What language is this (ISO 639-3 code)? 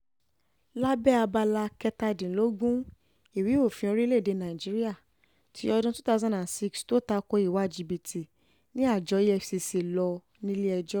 yor